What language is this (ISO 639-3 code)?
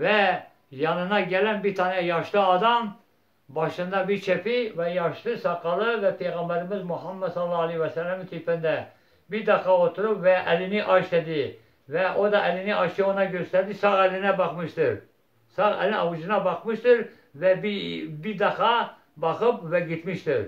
tur